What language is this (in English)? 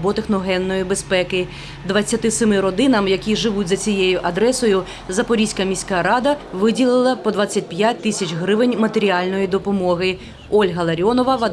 Ukrainian